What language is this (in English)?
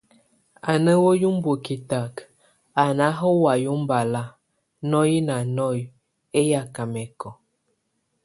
Tunen